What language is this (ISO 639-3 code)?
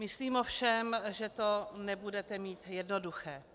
ces